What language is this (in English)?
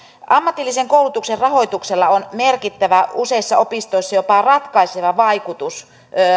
Finnish